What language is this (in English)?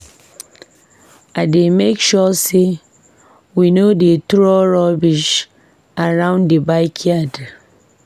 Nigerian Pidgin